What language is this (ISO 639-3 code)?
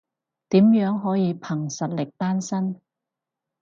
yue